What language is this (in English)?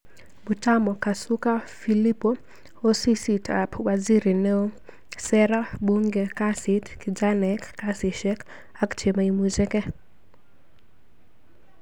Kalenjin